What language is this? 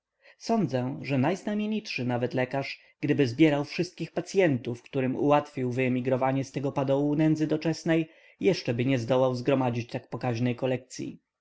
Polish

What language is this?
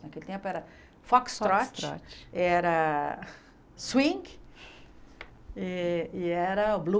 Portuguese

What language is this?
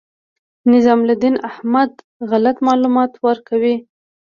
Pashto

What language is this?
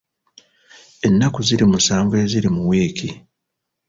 Ganda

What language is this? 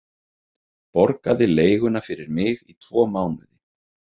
Icelandic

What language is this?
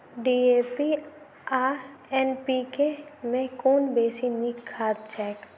Maithili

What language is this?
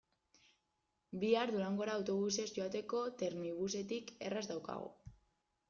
Basque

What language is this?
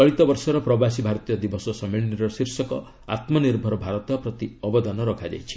Odia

